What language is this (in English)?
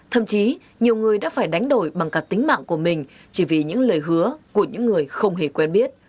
Vietnamese